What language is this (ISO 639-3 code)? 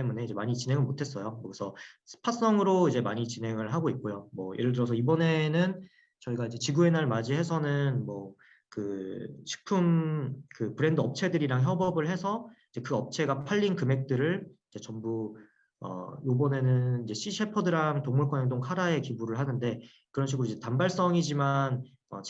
kor